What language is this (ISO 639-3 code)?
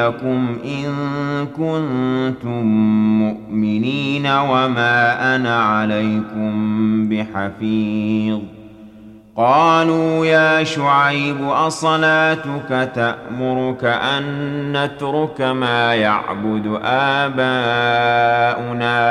ara